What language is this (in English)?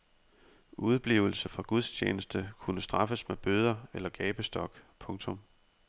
Danish